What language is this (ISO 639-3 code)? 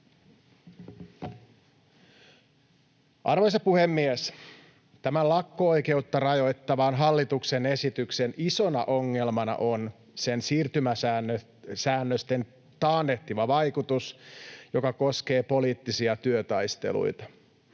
fin